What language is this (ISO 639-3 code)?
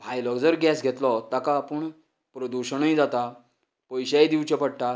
kok